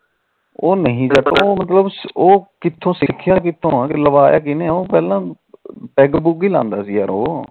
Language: Punjabi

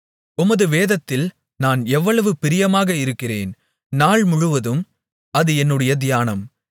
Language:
Tamil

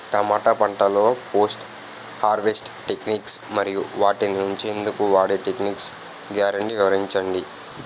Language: Telugu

